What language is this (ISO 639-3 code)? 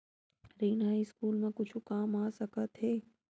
hne